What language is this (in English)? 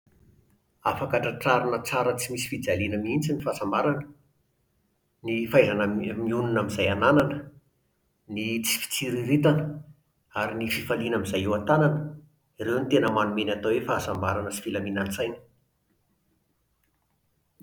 Malagasy